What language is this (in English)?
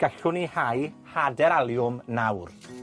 Welsh